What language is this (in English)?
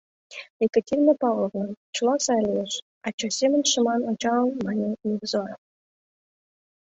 Mari